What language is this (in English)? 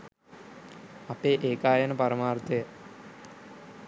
Sinhala